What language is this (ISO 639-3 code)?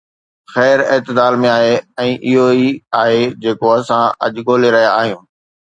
snd